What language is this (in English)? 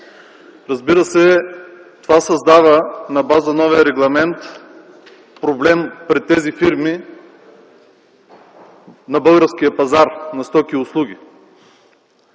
Bulgarian